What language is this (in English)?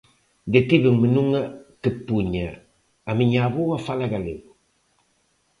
Galician